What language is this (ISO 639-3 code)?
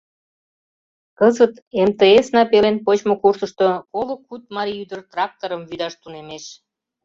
chm